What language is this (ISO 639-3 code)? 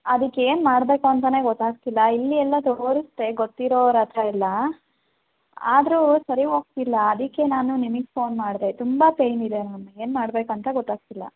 kan